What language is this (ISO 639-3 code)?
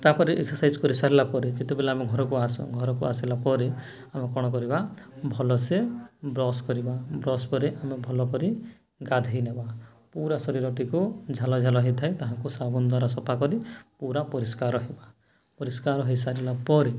ori